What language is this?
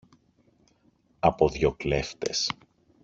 Greek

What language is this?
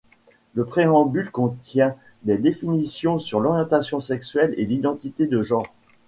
French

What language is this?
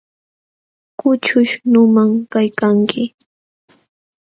Jauja Wanca Quechua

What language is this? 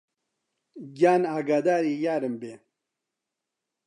Central Kurdish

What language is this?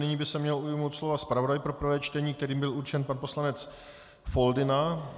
Czech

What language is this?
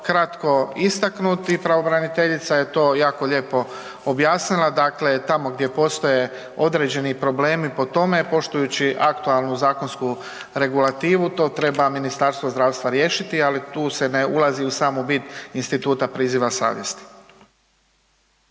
Croatian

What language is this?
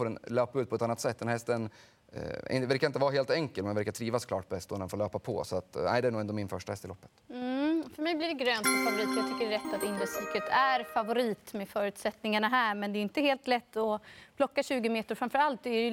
Swedish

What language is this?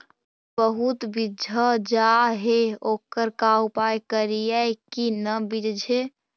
Magahi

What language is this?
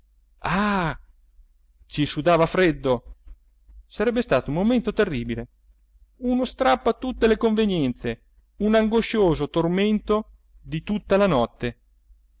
Italian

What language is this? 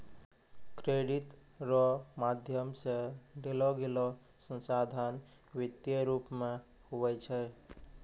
Maithili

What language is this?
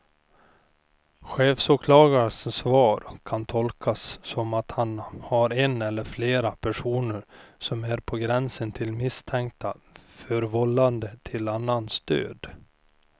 Swedish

